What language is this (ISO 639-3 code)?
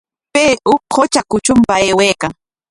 qwa